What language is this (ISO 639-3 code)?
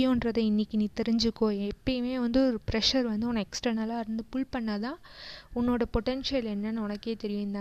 tam